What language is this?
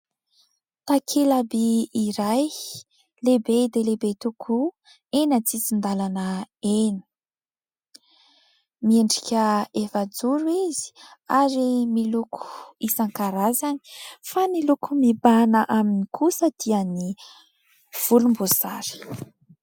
Malagasy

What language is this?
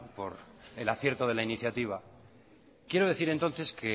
Spanish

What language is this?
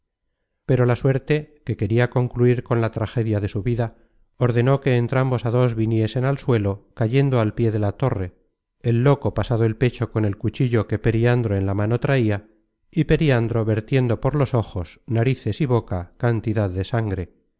Spanish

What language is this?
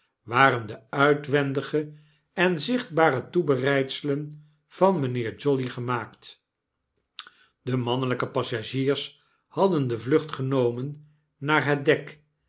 Dutch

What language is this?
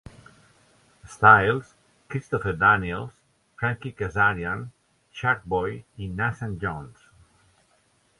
Catalan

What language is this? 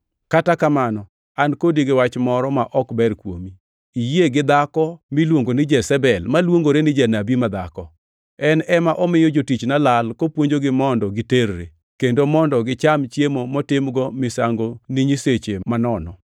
Luo (Kenya and Tanzania)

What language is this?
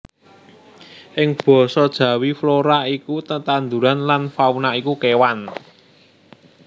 Javanese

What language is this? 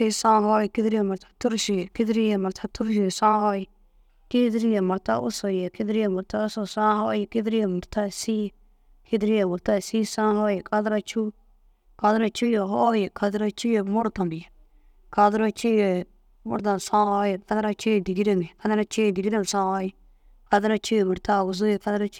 Dazaga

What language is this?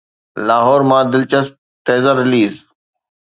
Sindhi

